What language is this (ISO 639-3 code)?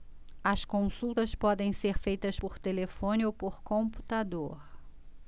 por